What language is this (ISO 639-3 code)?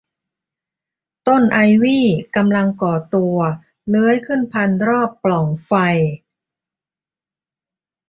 tha